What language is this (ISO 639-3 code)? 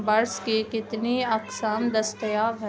urd